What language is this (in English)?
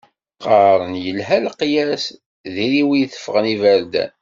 Kabyle